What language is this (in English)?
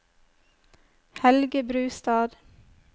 Norwegian